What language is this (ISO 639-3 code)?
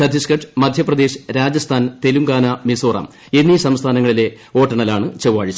mal